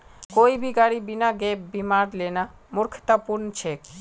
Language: Magahi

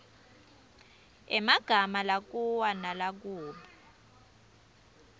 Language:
Swati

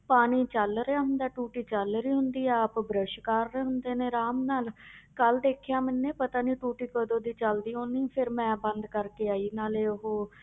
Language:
Punjabi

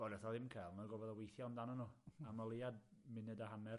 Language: Welsh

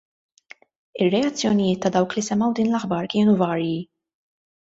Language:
Maltese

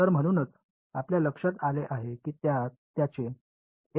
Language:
Marathi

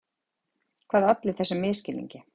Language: Icelandic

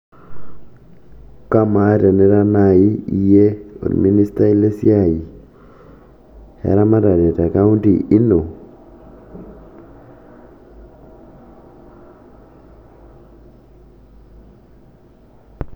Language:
Masai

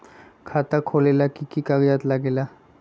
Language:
Magahi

